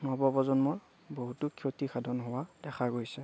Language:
Assamese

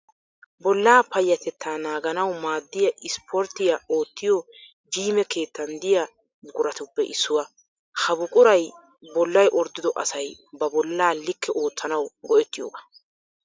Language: Wolaytta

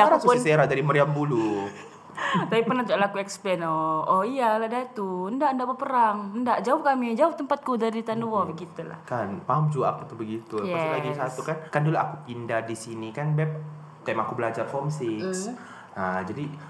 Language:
Malay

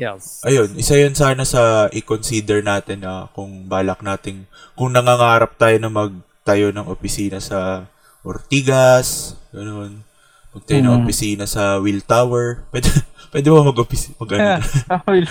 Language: Filipino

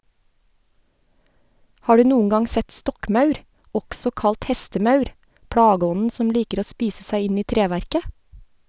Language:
Norwegian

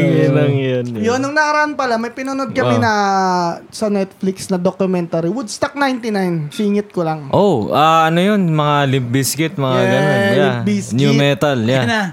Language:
Filipino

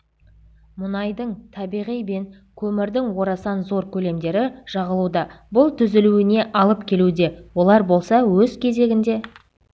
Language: Kazakh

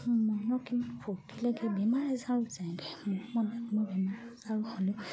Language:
Assamese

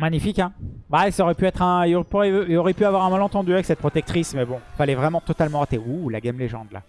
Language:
French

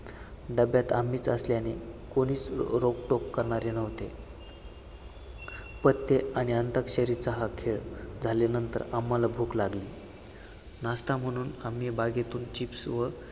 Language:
Marathi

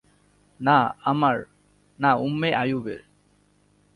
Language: Bangla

